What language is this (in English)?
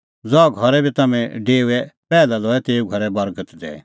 Kullu Pahari